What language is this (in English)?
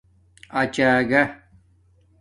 Domaaki